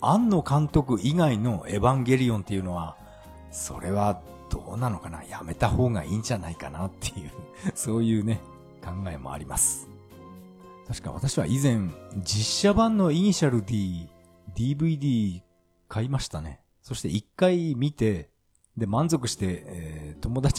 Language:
Japanese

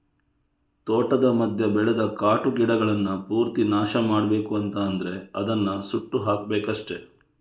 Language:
Kannada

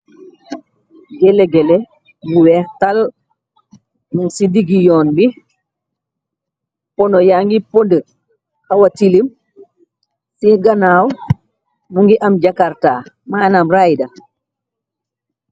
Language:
Wolof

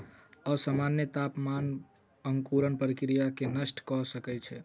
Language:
Maithili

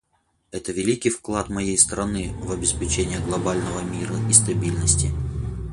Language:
Russian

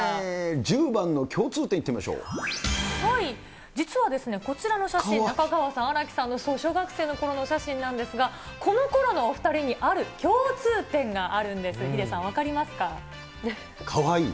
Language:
Japanese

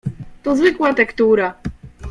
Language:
Polish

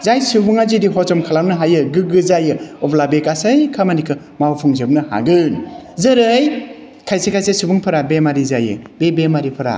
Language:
Bodo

